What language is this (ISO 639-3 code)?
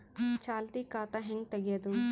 kan